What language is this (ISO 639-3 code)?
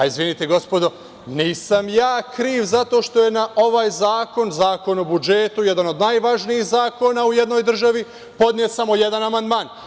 srp